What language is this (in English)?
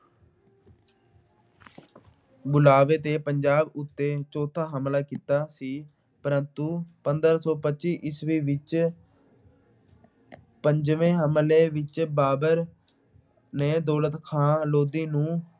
Punjabi